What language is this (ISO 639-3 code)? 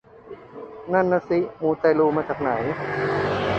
tha